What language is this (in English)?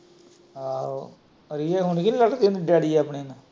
Punjabi